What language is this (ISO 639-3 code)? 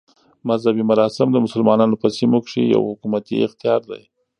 pus